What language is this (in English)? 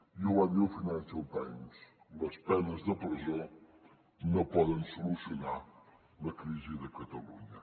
Catalan